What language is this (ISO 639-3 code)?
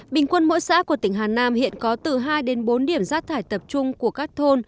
vie